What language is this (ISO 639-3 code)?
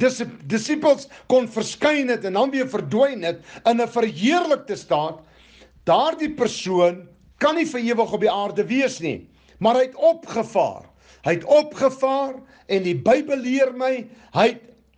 nld